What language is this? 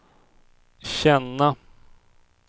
Swedish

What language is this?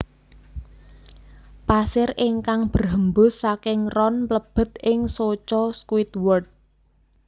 Javanese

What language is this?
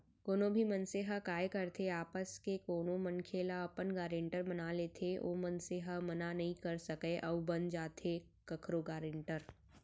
Chhattisgarhi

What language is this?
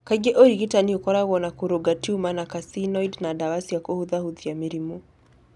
Kikuyu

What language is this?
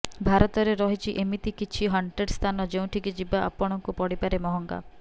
Odia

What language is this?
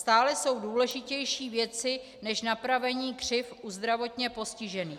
Czech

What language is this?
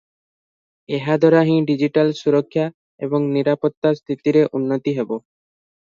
Odia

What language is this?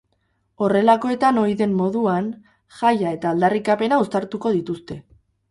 Basque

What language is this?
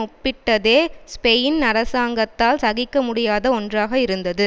Tamil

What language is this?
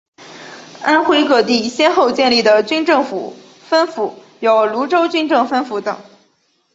Chinese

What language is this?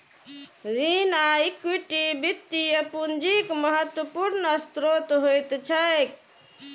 Maithili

